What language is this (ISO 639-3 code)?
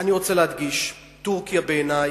heb